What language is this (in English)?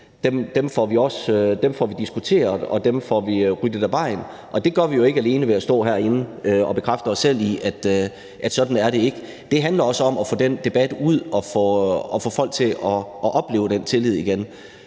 Danish